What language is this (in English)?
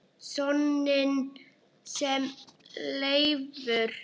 Icelandic